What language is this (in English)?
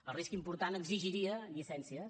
Catalan